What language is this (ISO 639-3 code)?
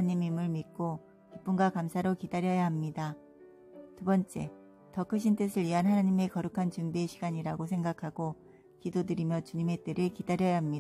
kor